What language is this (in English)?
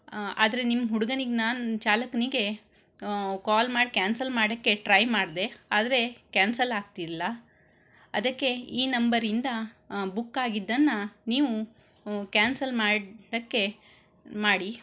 Kannada